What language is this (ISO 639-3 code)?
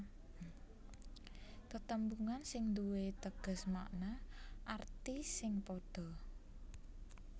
jav